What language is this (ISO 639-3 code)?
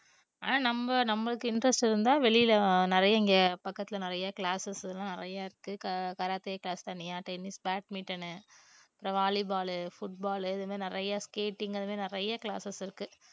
tam